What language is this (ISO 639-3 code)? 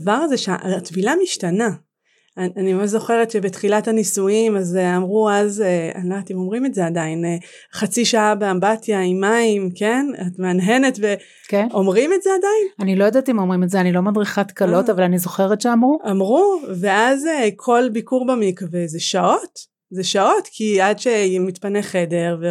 heb